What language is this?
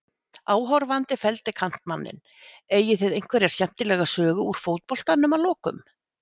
Icelandic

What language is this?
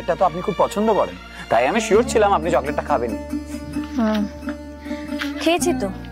Bangla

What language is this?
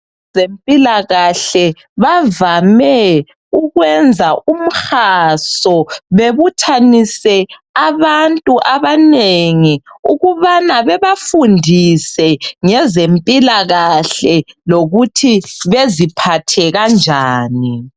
North Ndebele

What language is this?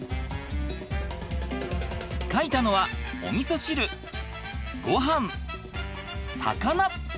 Japanese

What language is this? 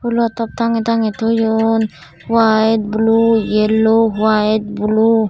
Chakma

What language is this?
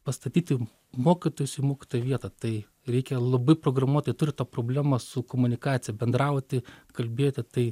Lithuanian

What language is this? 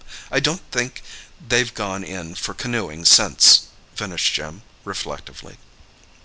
English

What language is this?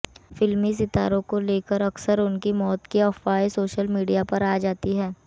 Hindi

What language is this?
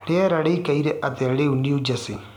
Kikuyu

